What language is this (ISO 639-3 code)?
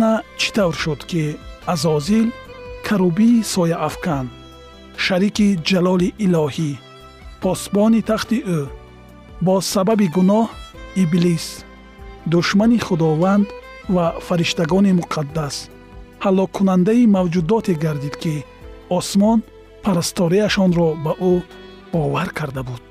fas